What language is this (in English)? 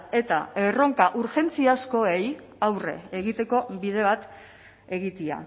Basque